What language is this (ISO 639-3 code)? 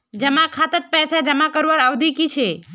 mag